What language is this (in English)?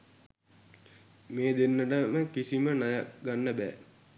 Sinhala